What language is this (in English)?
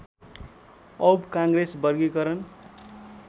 Nepali